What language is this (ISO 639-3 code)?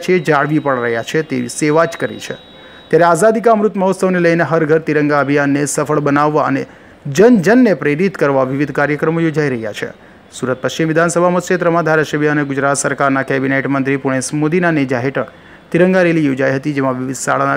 guj